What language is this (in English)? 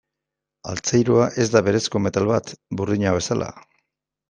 Basque